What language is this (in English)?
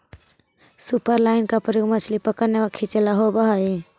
Magahi